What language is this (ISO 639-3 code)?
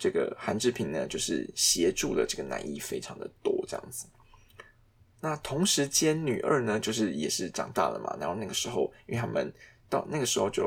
zho